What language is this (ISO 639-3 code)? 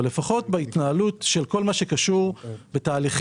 heb